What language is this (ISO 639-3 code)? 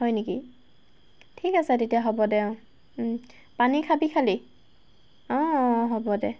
asm